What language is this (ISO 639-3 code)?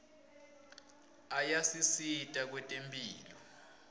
ssw